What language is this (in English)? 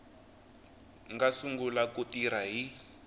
Tsonga